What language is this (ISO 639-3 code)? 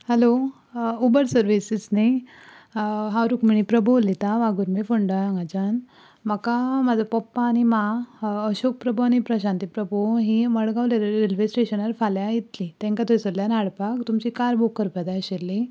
kok